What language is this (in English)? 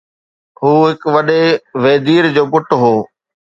Sindhi